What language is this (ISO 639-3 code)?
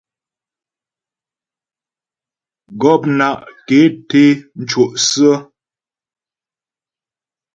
bbj